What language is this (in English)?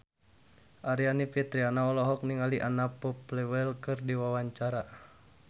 Sundanese